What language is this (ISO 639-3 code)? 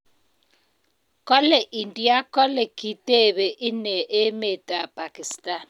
kln